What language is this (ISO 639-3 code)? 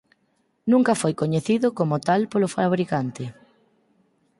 glg